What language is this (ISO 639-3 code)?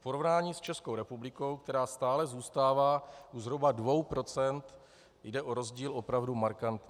ces